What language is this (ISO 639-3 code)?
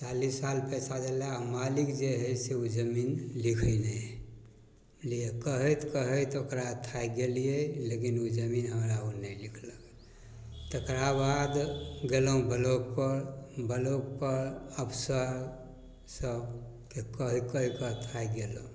mai